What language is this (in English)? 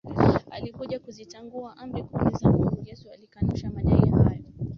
Swahili